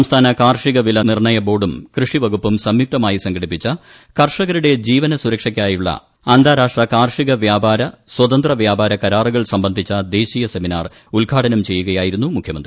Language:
Malayalam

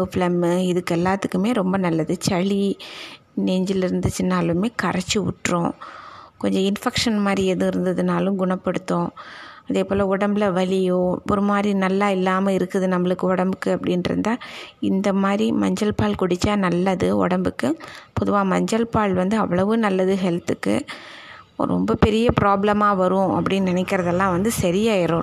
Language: Tamil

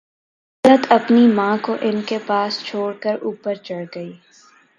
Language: Urdu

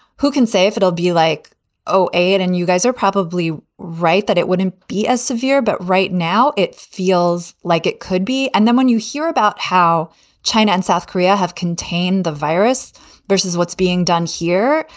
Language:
English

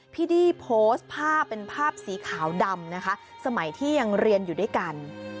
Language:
Thai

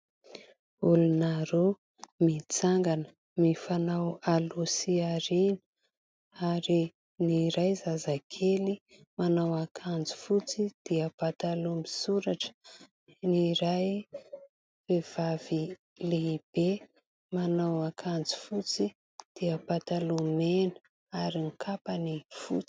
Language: Malagasy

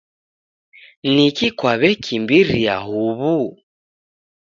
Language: Taita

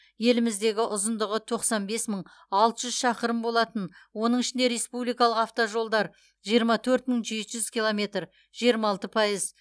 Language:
Kazakh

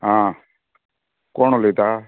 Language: Konkani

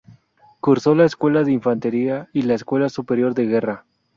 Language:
Spanish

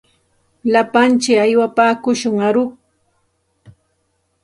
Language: Santa Ana de Tusi Pasco Quechua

